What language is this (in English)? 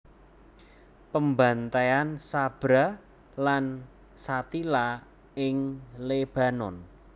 Javanese